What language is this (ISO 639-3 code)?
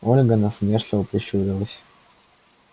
rus